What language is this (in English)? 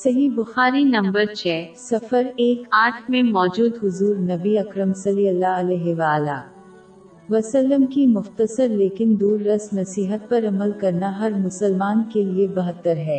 Urdu